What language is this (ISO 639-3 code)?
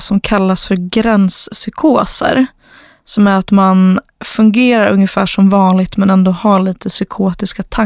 swe